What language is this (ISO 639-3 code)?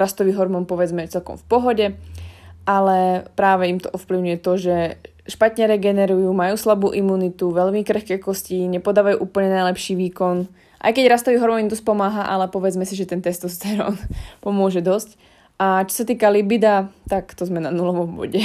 slk